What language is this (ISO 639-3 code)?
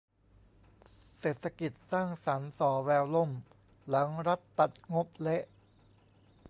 tha